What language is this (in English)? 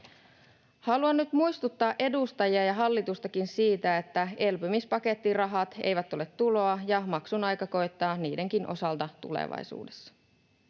Finnish